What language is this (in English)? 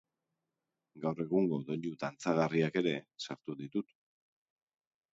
Basque